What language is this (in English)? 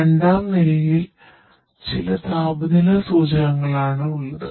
Malayalam